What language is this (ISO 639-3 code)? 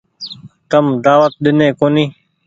gig